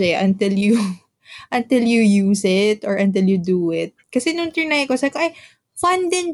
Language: Filipino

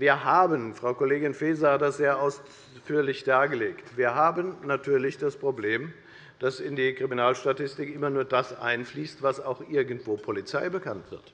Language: German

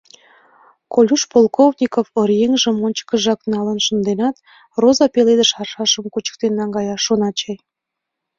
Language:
Mari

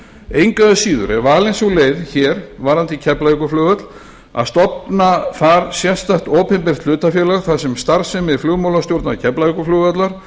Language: Icelandic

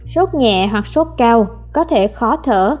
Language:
Vietnamese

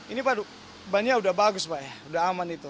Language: Indonesian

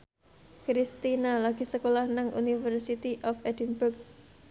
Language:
Javanese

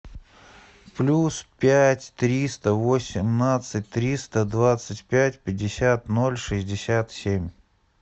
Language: Russian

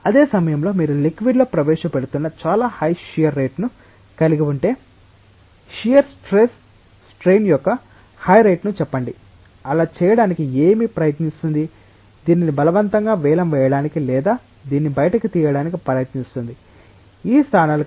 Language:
Telugu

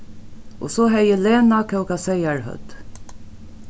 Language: Faroese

